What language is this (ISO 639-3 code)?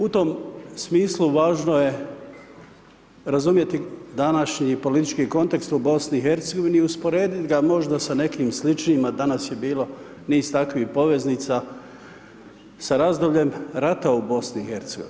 hrv